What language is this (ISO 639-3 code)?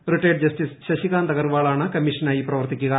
mal